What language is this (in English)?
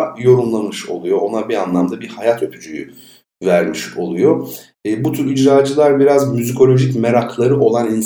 Turkish